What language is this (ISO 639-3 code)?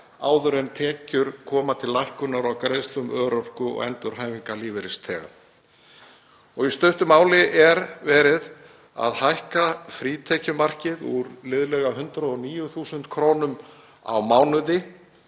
isl